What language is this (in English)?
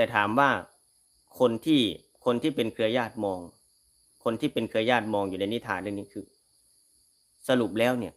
Thai